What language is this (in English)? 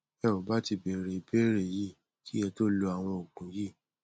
Yoruba